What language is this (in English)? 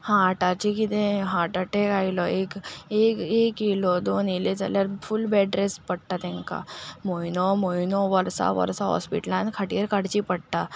Konkani